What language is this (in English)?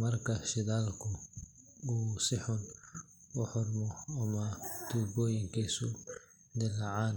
Somali